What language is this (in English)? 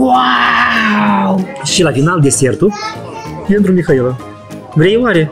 Romanian